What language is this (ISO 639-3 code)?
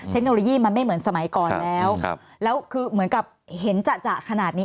tha